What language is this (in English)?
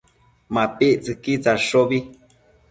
Matsés